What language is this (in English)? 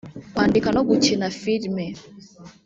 Kinyarwanda